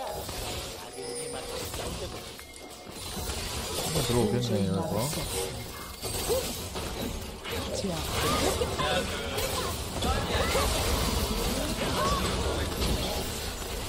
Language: Korean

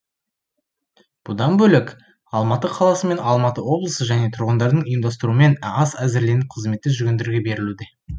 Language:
Kazakh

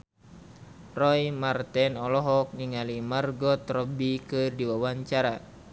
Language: Sundanese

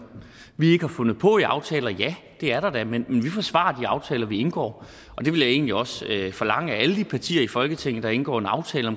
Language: Danish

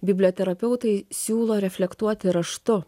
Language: Lithuanian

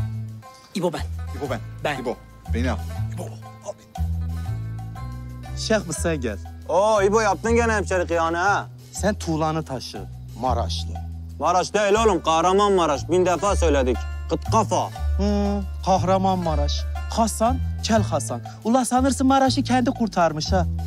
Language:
Turkish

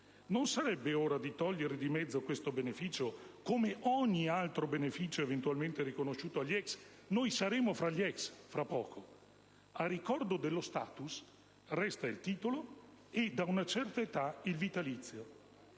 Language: Italian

